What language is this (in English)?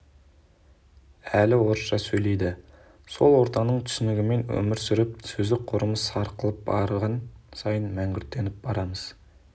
Kazakh